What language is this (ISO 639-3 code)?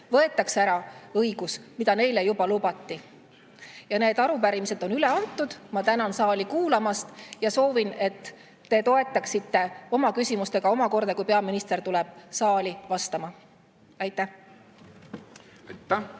est